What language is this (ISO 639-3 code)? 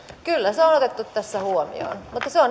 fin